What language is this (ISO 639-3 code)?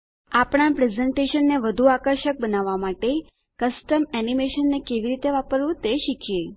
guj